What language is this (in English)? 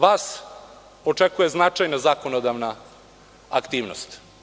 Serbian